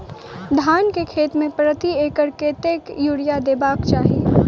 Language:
Maithili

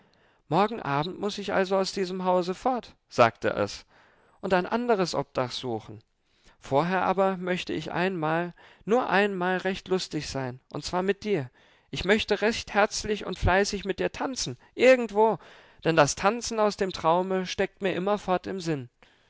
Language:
German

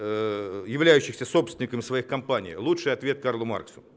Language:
Russian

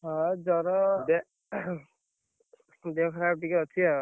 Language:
Odia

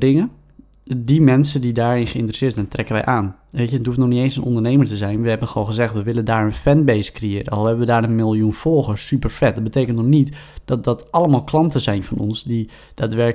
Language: Dutch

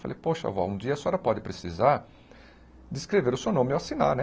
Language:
Portuguese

